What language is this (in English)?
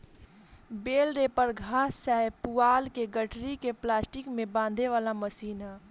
Bhojpuri